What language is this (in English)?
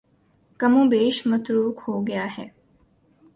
Urdu